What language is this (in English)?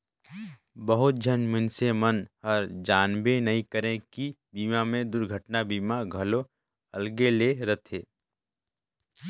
Chhattisgarhi